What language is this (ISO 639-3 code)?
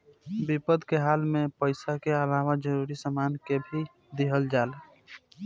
bho